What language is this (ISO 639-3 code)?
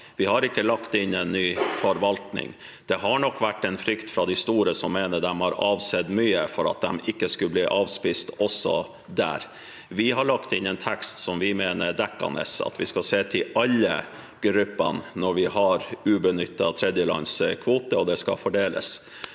nor